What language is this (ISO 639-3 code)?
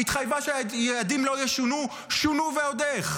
heb